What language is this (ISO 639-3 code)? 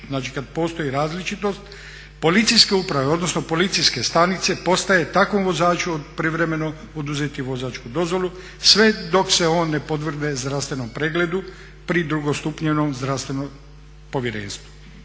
hrv